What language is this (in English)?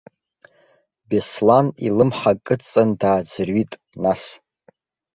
Abkhazian